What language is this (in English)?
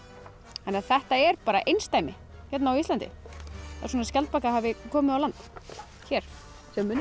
Icelandic